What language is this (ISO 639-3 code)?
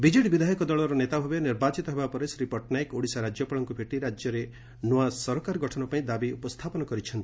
ori